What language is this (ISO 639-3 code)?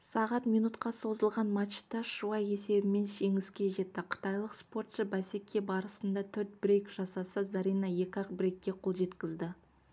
kaz